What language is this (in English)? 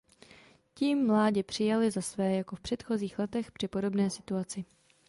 Czech